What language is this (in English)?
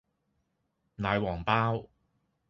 Cantonese